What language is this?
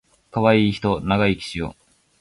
Japanese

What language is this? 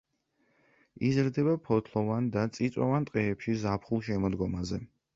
Georgian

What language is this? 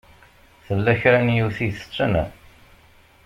Kabyle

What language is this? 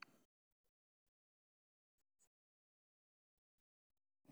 Somali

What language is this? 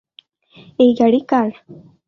Bangla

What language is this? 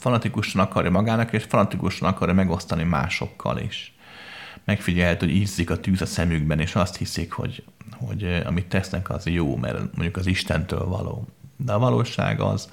Hungarian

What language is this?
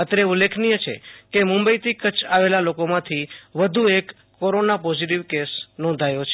Gujarati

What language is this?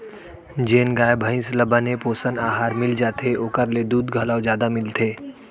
Chhattisgarhi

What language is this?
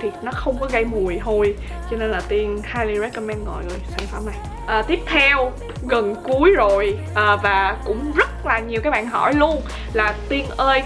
Vietnamese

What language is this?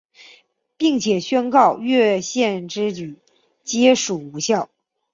Chinese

